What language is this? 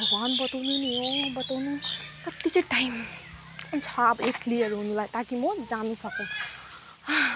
Nepali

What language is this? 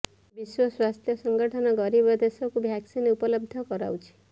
Odia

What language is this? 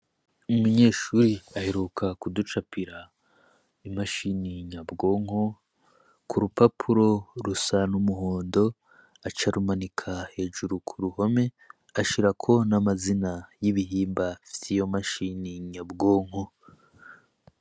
Rundi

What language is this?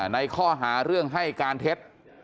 Thai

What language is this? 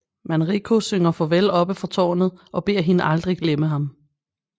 Danish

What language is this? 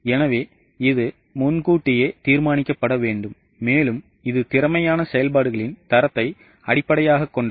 Tamil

